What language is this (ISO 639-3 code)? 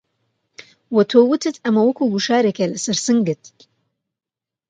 ckb